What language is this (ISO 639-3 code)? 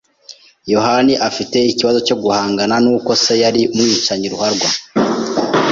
kin